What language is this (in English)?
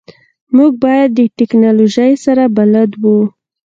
Pashto